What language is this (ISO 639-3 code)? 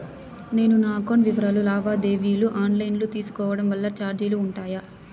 tel